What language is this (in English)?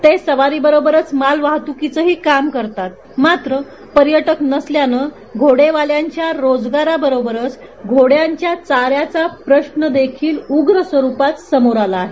Marathi